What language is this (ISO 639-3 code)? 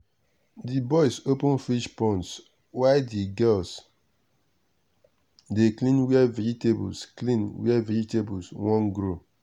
pcm